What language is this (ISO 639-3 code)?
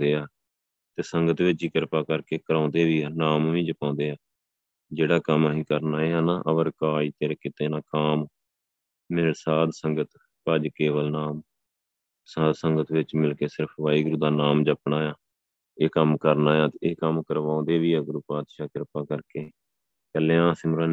pan